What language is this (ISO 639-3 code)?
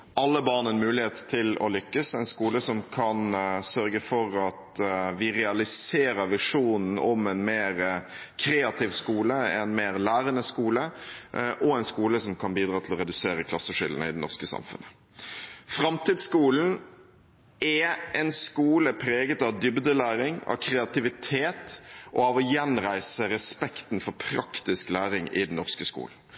nob